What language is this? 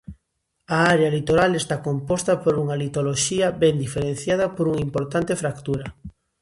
Galician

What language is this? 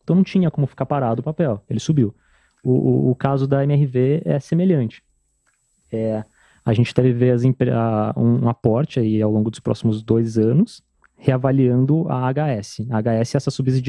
Portuguese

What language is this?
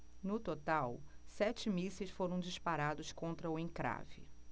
Portuguese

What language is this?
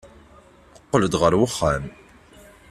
Kabyle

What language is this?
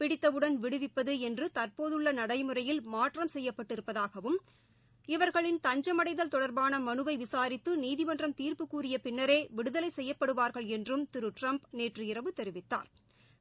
Tamil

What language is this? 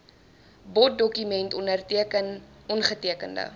Afrikaans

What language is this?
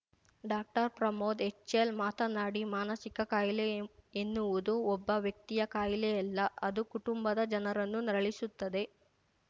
Kannada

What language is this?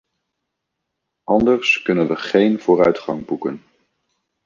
Dutch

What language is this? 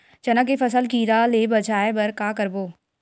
Chhattisgarhi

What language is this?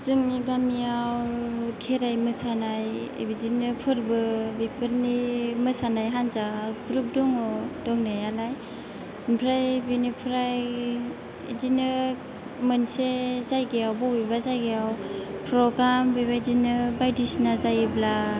Bodo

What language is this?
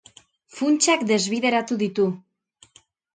Basque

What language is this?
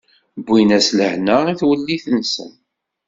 Kabyle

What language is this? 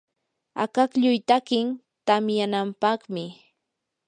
Yanahuanca Pasco Quechua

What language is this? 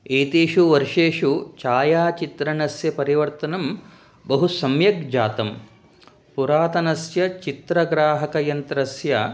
Sanskrit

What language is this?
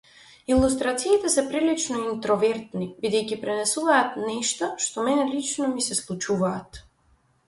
Macedonian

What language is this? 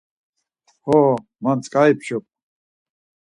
Laz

